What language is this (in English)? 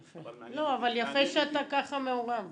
Hebrew